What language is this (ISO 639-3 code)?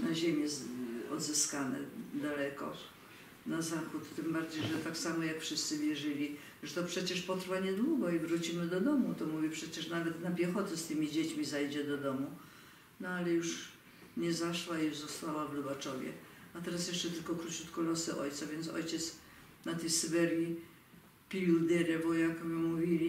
pol